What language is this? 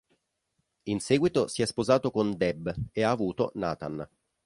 Italian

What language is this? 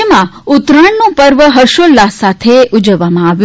Gujarati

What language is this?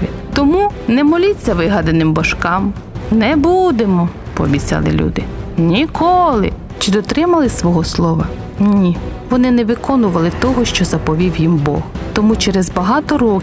Ukrainian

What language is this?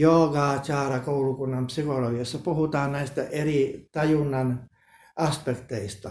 Finnish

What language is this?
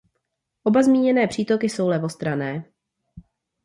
Czech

